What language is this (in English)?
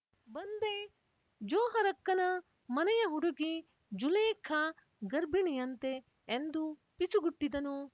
Kannada